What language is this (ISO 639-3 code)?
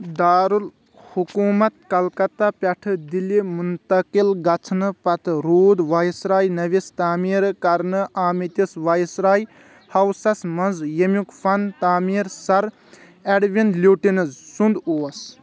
kas